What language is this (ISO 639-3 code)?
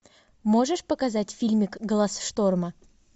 rus